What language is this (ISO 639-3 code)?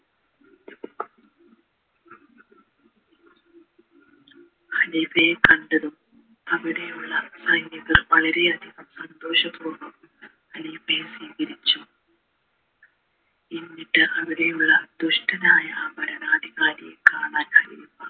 mal